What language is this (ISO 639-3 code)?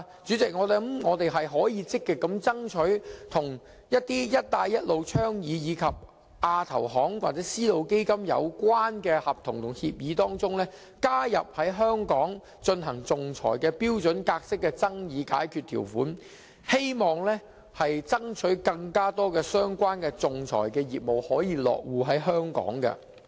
yue